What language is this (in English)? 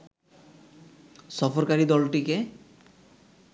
Bangla